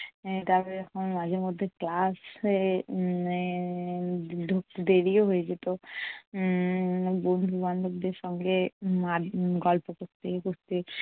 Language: Bangla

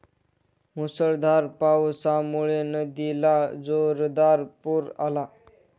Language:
Marathi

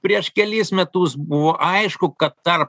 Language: Lithuanian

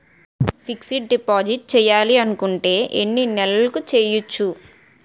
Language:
Telugu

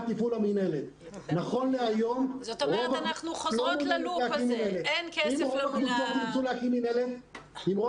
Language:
Hebrew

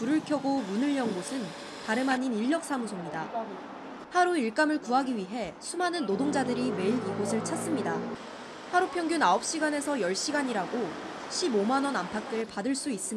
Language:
Korean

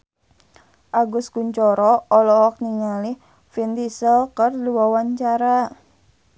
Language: Sundanese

